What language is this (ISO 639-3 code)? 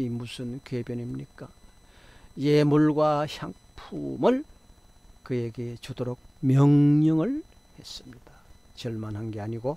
kor